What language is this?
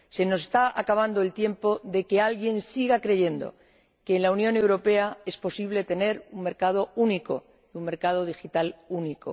Spanish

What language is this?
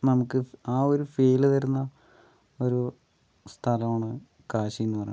Malayalam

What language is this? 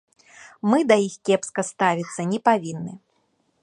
Belarusian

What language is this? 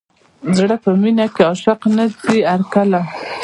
Pashto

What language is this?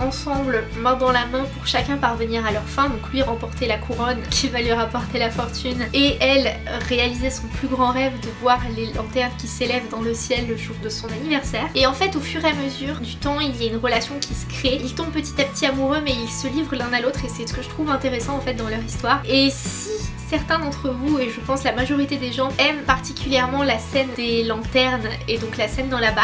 French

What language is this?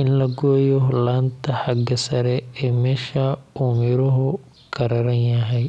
Somali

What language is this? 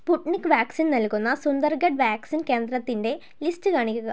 Malayalam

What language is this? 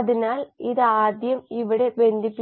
Malayalam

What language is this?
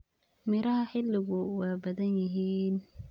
Somali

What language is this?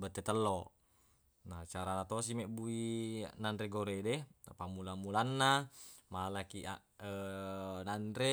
Buginese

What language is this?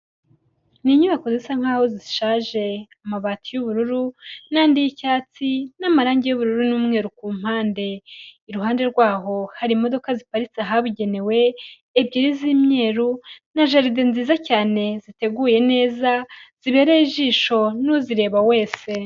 Kinyarwanda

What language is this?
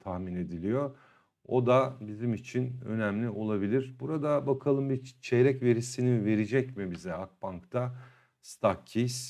Turkish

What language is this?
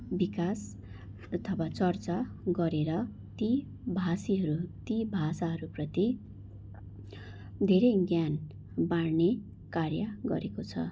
Nepali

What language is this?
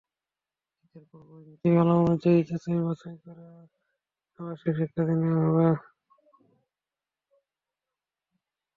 Bangla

